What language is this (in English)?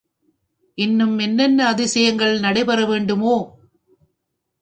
Tamil